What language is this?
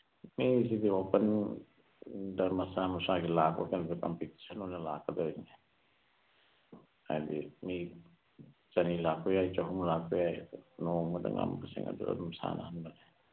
Manipuri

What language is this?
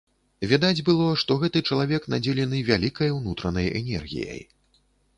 Belarusian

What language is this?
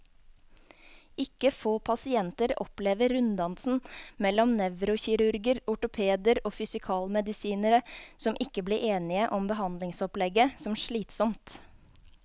Norwegian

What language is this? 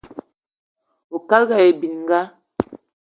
Eton (Cameroon)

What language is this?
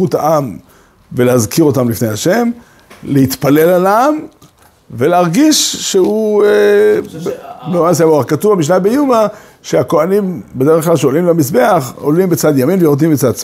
Hebrew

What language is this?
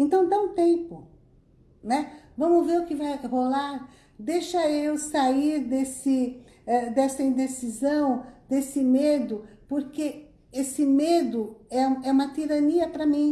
Portuguese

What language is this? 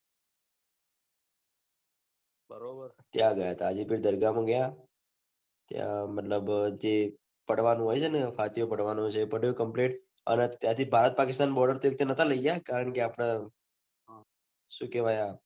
Gujarati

